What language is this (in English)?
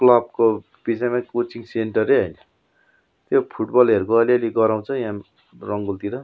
Nepali